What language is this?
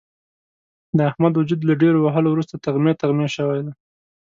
Pashto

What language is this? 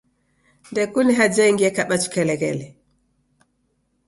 Taita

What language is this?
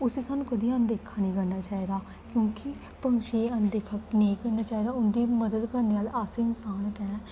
Dogri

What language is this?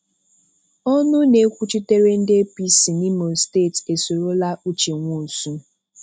Igbo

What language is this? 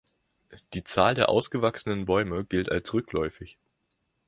German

